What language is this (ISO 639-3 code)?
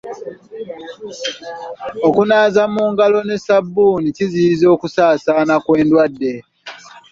lug